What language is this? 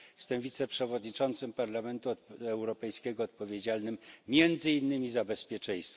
Polish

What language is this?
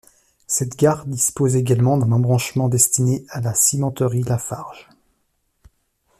French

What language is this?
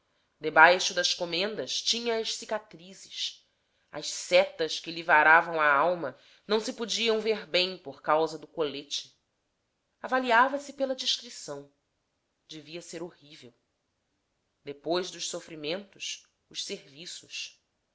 Portuguese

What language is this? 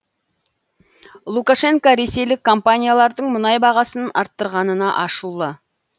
Kazakh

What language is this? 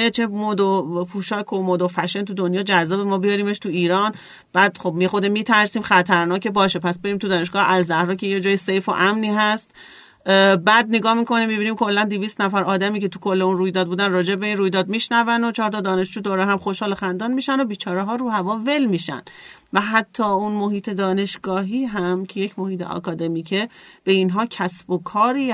Persian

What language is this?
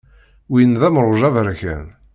Kabyle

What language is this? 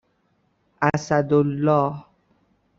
Persian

